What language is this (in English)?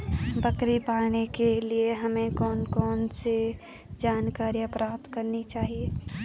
Hindi